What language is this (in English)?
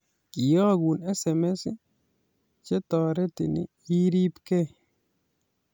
Kalenjin